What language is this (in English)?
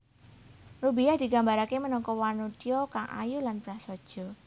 Javanese